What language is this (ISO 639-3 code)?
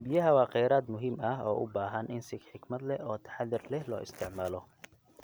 som